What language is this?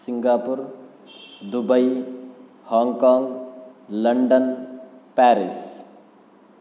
Sanskrit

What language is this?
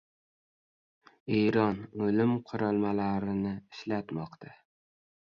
Uzbek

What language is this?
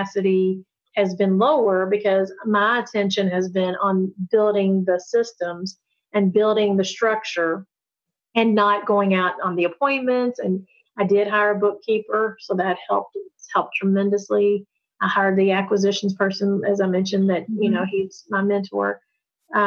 English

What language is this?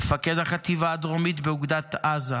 Hebrew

